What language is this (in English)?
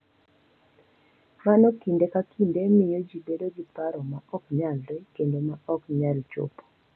Luo (Kenya and Tanzania)